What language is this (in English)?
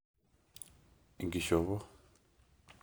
Masai